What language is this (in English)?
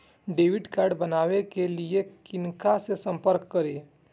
Maithili